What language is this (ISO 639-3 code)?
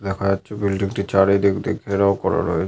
ben